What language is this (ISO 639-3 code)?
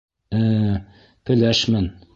bak